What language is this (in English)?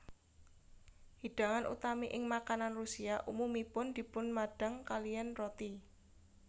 Javanese